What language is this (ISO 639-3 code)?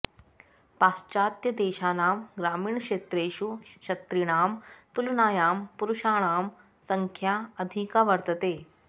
san